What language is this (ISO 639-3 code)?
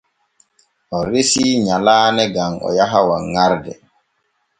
fue